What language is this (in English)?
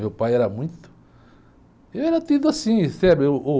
Portuguese